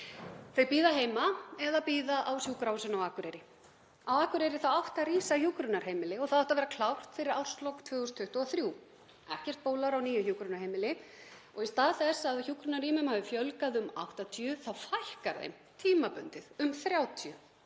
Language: Icelandic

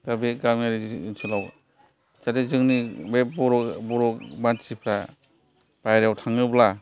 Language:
Bodo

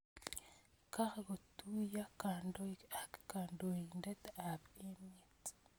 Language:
Kalenjin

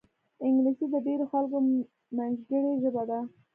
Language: Pashto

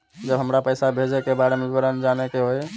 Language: Maithili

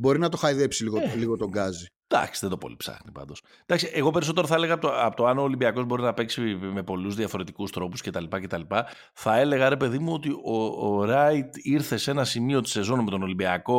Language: Greek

